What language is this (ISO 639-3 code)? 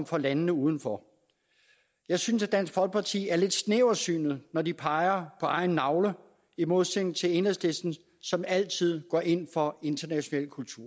dan